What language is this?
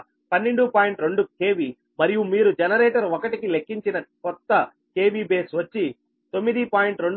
Telugu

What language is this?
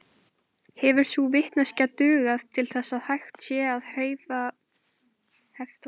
Icelandic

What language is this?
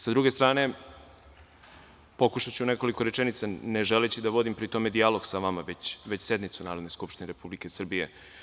Serbian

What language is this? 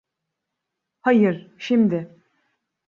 Turkish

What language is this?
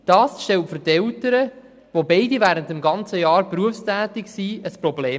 Swiss German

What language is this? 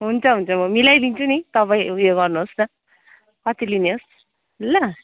Nepali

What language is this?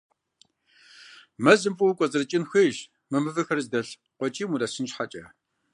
Kabardian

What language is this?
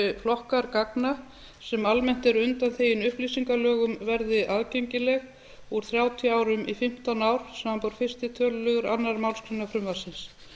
Icelandic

